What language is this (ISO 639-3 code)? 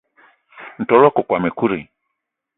eto